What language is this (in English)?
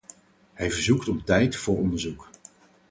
Dutch